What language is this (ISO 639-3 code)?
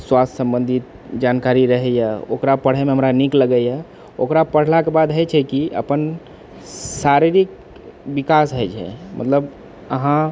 mai